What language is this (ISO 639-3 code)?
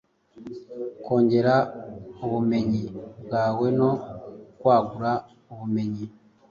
kin